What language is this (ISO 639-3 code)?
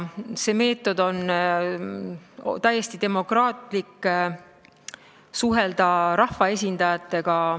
est